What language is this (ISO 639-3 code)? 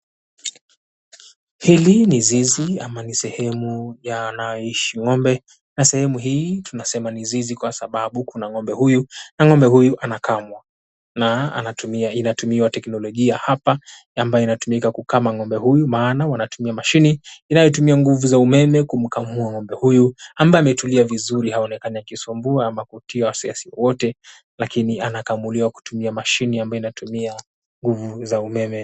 swa